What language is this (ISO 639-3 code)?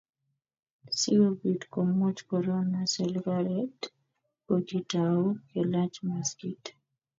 kln